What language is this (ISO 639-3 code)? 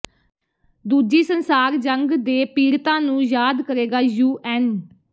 pan